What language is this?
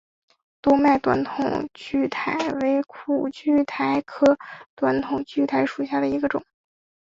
Chinese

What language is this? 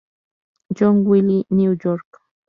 Spanish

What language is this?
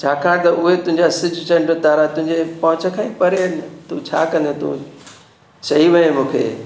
Sindhi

